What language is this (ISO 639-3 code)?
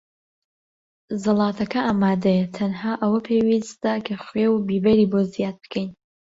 ckb